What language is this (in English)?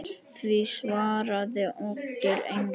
Icelandic